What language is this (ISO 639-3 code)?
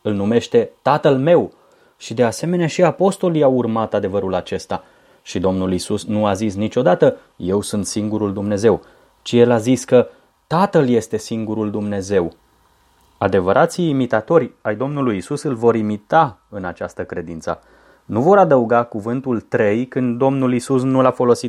ron